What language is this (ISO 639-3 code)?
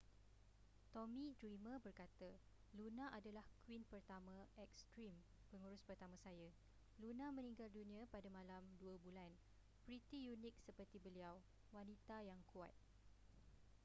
msa